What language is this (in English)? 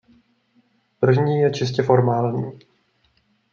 Czech